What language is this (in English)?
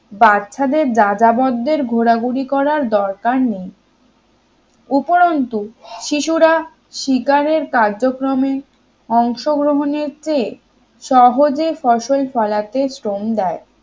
Bangla